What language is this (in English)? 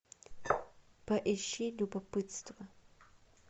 Russian